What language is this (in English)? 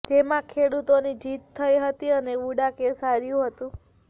Gujarati